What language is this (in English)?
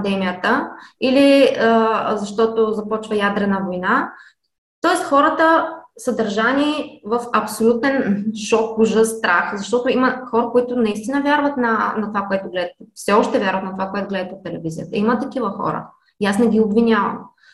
Bulgarian